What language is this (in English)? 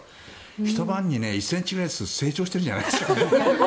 Japanese